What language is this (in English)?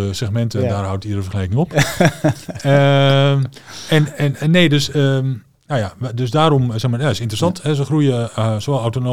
Dutch